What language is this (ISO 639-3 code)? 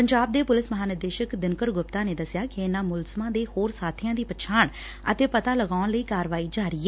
pan